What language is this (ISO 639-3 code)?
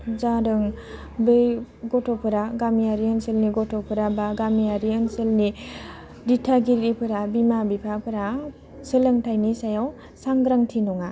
brx